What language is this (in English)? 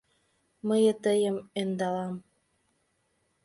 Mari